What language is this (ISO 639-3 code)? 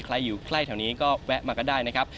tha